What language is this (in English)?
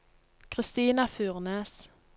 Norwegian